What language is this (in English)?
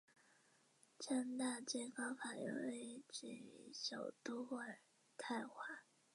Chinese